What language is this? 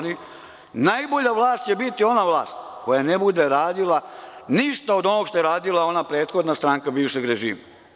Serbian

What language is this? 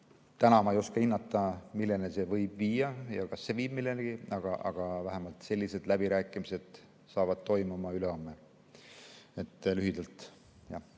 Estonian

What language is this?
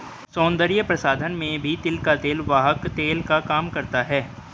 Hindi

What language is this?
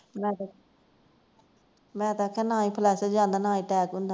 Punjabi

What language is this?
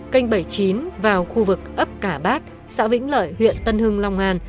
Vietnamese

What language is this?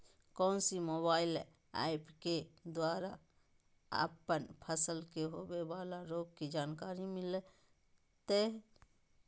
Magahi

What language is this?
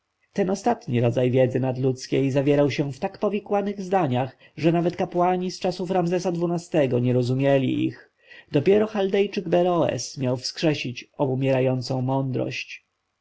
Polish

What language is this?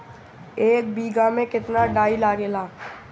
Bhojpuri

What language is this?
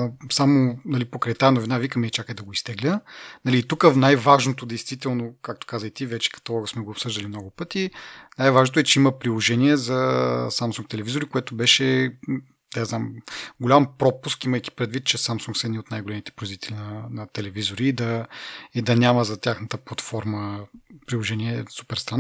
Bulgarian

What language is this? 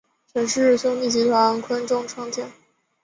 Chinese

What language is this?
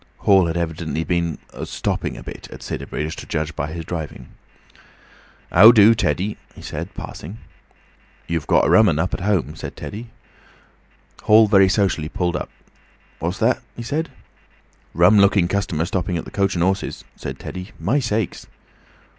English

